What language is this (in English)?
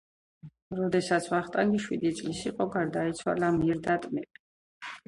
Georgian